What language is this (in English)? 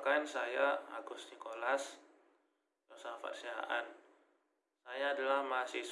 Indonesian